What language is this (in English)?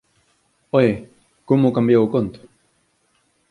Galician